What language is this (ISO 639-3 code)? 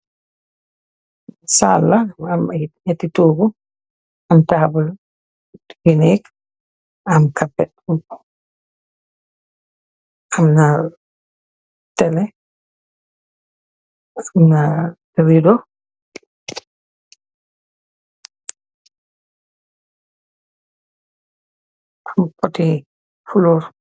wol